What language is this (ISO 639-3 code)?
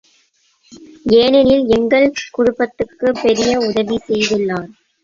tam